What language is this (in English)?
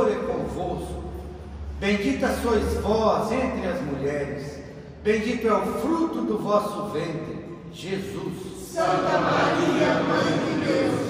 Portuguese